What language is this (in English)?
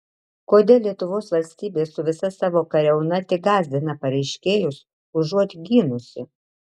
Lithuanian